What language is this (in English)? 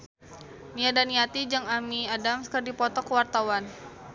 Sundanese